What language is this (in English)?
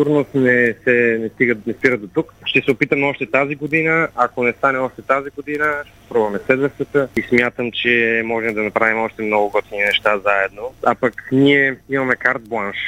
Bulgarian